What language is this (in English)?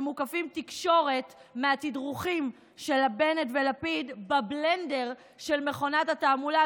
Hebrew